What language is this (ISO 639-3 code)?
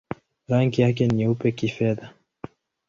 swa